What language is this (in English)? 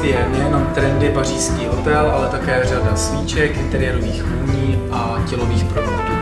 Czech